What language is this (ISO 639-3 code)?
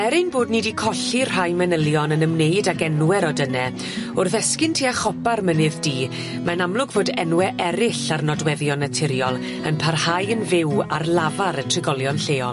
cym